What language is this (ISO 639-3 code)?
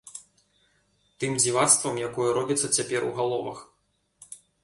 bel